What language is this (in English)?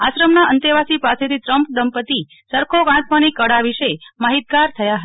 Gujarati